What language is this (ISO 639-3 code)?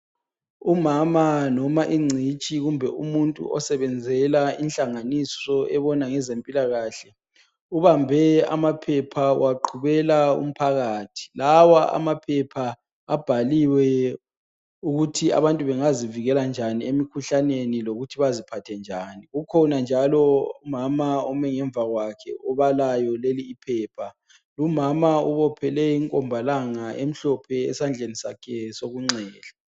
nde